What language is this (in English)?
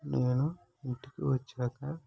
Telugu